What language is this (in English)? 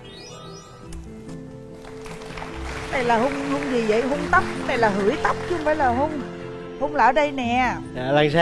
Vietnamese